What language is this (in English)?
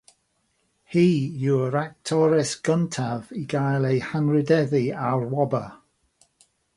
Welsh